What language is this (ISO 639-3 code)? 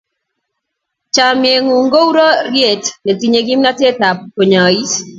kln